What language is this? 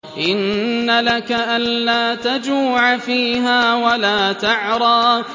Arabic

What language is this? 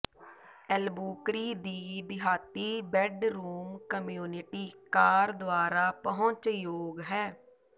Punjabi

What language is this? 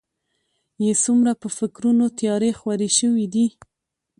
Pashto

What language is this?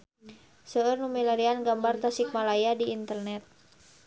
Sundanese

